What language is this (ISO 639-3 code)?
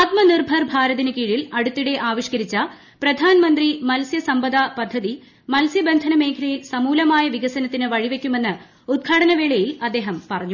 mal